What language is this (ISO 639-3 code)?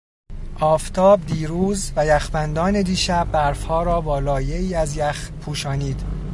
fas